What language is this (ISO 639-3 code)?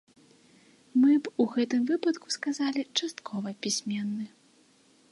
bel